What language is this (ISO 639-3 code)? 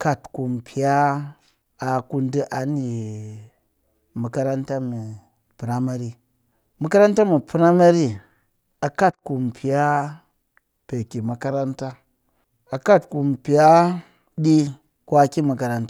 cky